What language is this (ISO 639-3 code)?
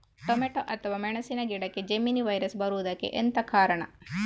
kan